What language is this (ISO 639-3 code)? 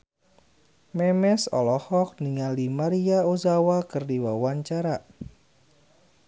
sun